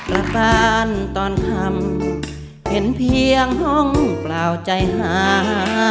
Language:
Thai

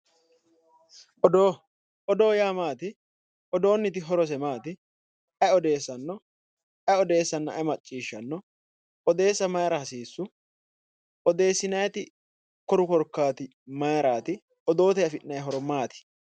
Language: Sidamo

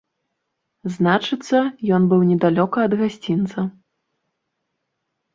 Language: Belarusian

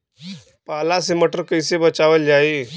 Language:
Bhojpuri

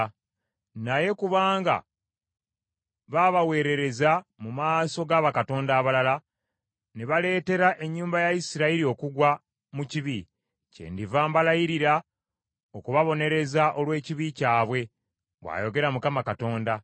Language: Ganda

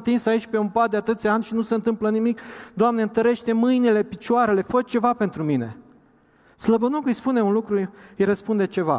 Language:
Romanian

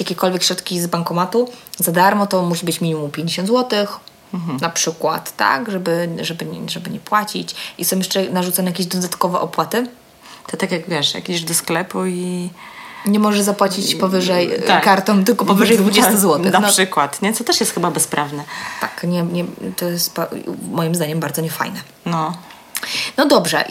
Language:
Polish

